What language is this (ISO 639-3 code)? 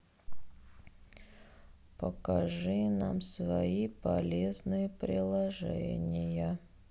rus